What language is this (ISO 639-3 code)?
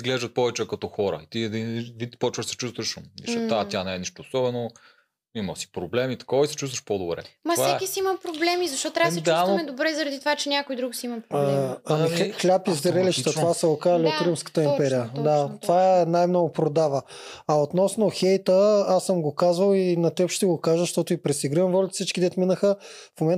bul